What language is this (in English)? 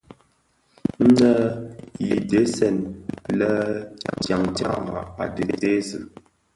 Bafia